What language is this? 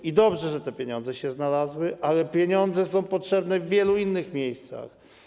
Polish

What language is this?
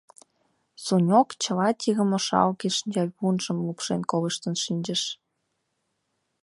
Mari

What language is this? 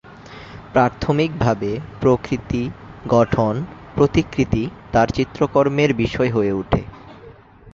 Bangla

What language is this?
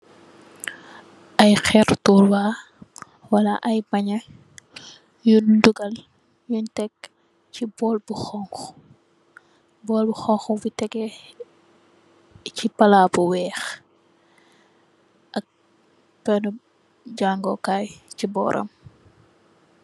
Wolof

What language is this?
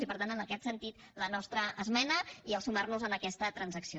Catalan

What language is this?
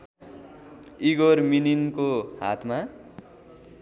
Nepali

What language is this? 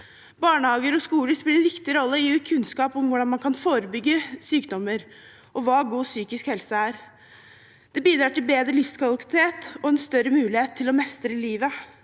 Norwegian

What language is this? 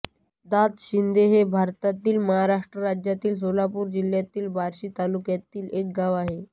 Marathi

